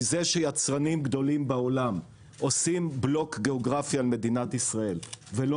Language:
Hebrew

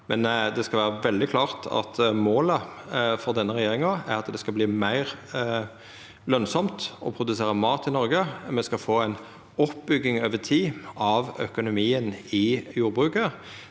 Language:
Norwegian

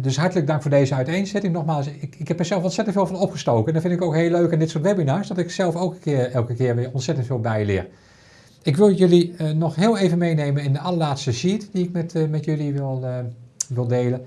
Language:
Dutch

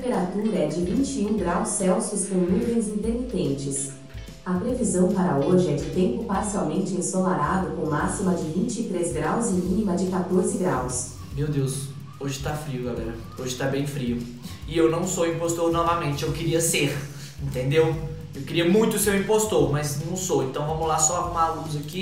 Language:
Portuguese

